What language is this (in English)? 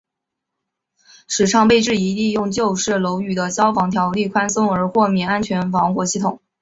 Chinese